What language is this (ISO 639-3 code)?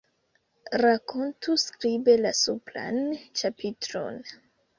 epo